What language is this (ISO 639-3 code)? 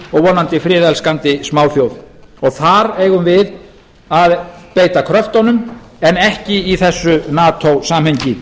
isl